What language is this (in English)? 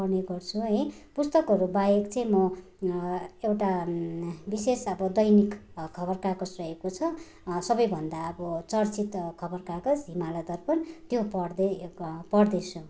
Nepali